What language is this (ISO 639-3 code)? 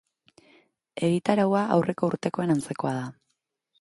eus